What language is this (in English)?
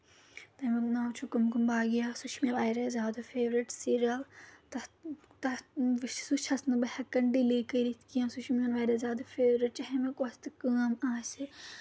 Kashmiri